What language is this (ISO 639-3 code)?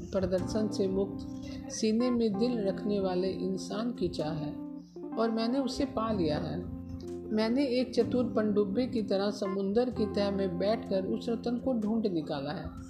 hin